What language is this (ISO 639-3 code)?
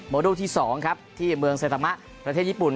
tha